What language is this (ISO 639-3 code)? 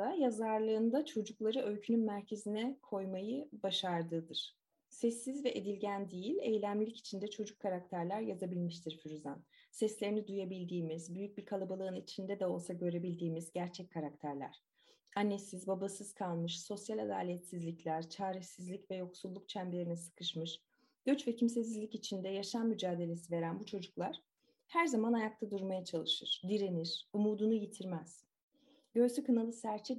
tur